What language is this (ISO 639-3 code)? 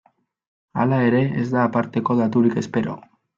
eus